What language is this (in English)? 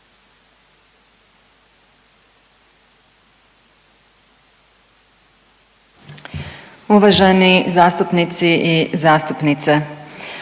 Croatian